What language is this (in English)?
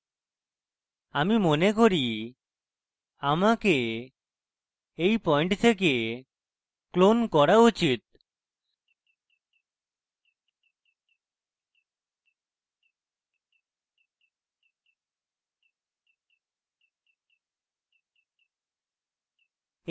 Bangla